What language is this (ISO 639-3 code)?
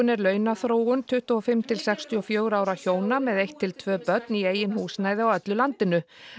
isl